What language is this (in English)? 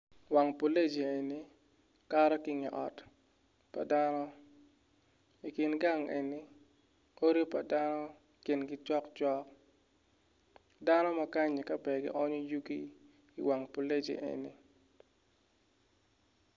Acoli